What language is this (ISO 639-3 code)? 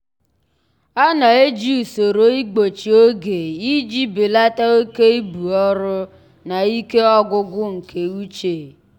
ibo